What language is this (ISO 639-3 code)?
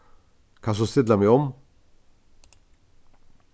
fao